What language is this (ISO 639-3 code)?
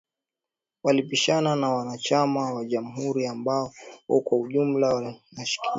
swa